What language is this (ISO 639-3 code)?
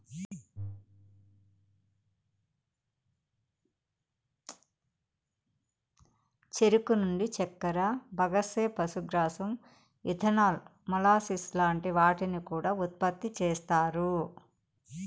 tel